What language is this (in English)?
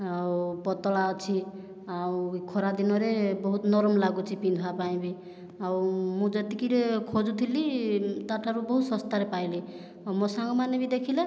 Odia